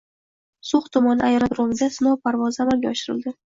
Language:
Uzbek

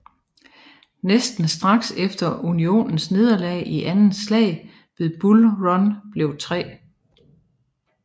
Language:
Danish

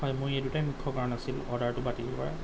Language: Assamese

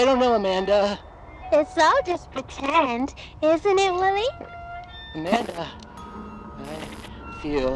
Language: Korean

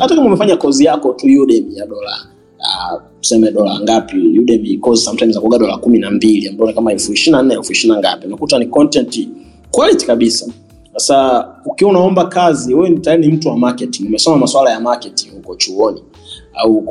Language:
Swahili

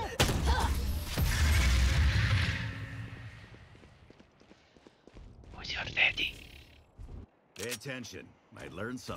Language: Romanian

